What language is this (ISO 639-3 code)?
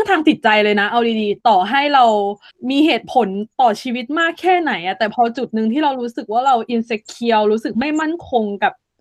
tha